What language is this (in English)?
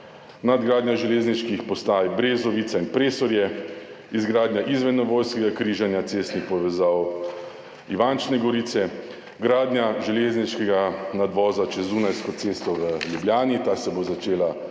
Slovenian